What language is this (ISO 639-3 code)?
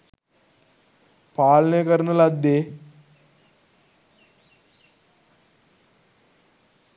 sin